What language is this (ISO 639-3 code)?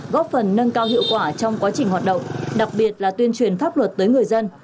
vie